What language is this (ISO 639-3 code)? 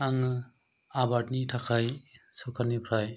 brx